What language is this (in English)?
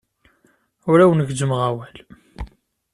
Kabyle